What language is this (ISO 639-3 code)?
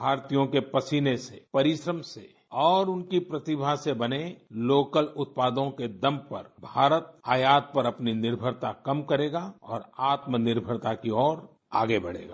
hin